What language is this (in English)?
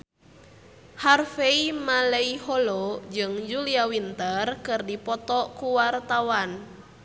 Sundanese